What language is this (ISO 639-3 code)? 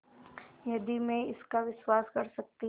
hin